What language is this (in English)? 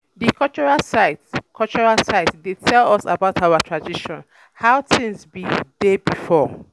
Nigerian Pidgin